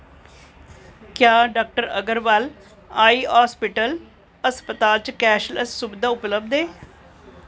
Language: Dogri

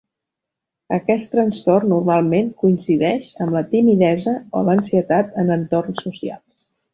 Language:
Catalan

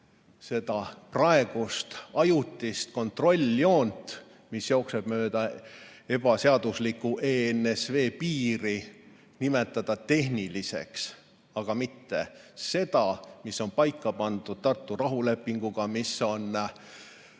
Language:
Estonian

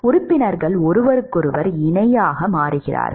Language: Tamil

